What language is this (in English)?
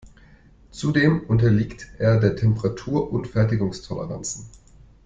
German